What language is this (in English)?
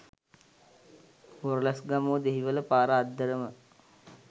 Sinhala